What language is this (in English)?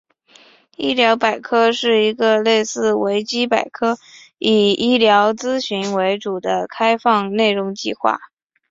Chinese